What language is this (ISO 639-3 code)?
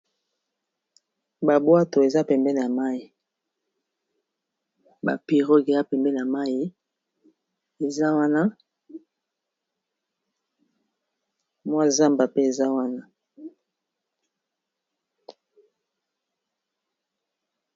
lin